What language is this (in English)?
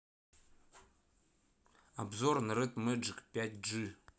Russian